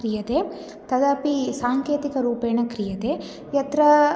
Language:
Sanskrit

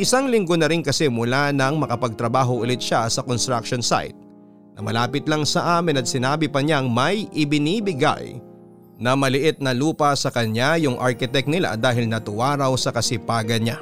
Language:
Filipino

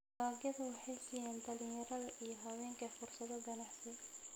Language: Somali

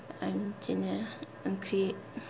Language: Bodo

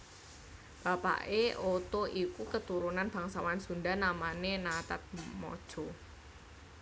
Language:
Javanese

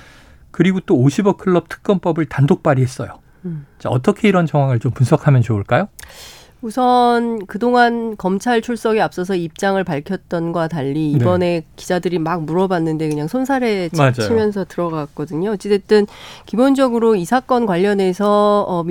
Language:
Korean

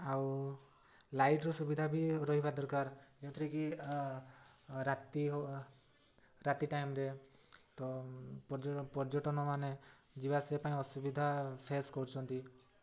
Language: Odia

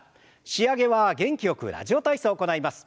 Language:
Japanese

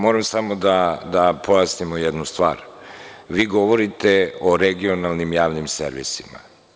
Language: Serbian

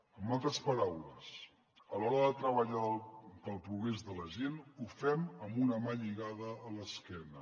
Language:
Catalan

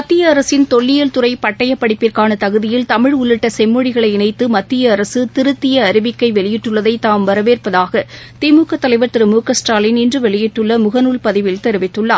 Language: Tamil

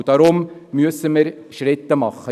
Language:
Swiss German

